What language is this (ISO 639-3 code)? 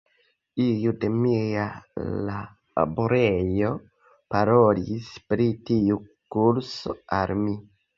epo